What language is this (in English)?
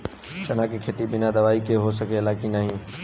Bhojpuri